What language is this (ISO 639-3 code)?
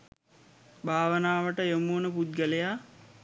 sin